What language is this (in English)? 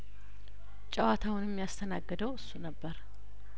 Amharic